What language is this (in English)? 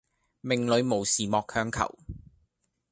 Cantonese